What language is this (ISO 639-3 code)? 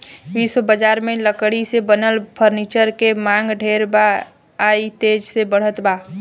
bho